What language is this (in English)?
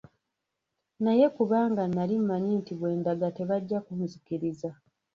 Ganda